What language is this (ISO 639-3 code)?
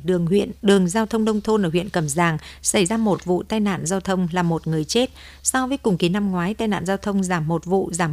vie